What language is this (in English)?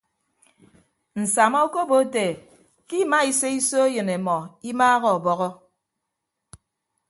Ibibio